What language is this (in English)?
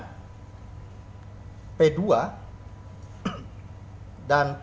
Indonesian